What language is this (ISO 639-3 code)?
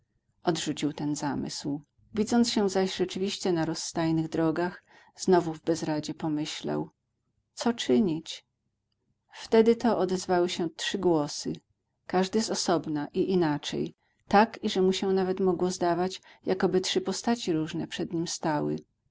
pol